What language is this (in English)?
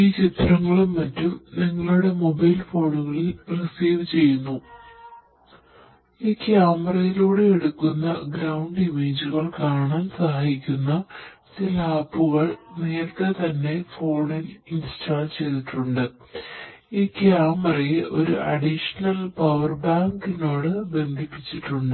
Malayalam